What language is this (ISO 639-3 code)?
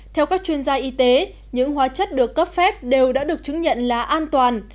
vie